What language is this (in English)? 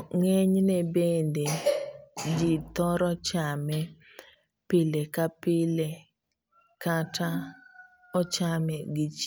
Luo (Kenya and Tanzania)